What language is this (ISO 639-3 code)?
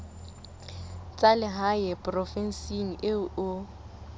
sot